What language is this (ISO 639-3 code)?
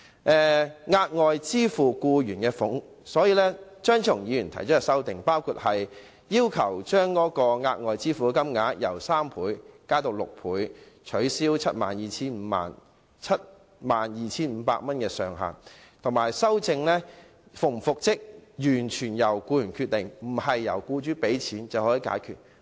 yue